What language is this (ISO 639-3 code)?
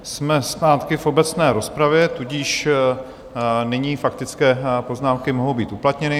ces